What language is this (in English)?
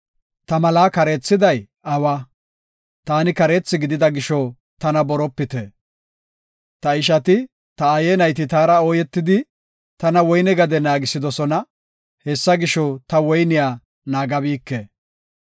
Gofa